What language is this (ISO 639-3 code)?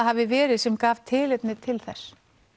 isl